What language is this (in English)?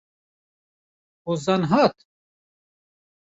Kurdish